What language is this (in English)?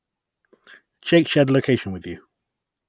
English